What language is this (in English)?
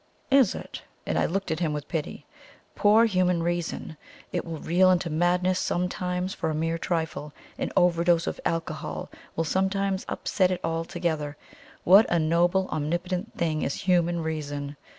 English